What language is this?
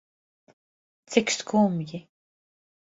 Latvian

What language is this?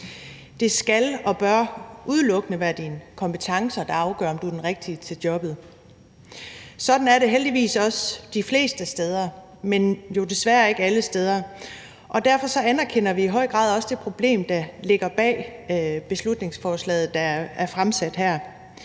Danish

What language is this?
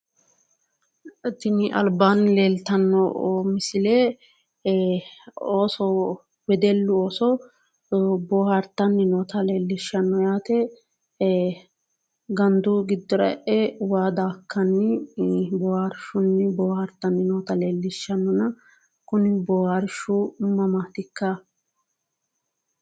Sidamo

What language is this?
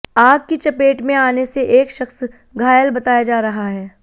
Hindi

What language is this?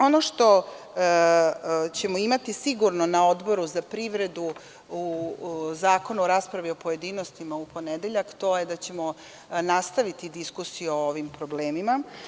Serbian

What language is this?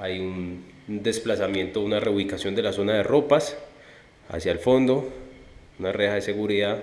Spanish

